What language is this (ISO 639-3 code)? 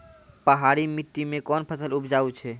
mai